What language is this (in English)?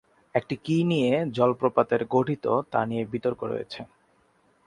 Bangla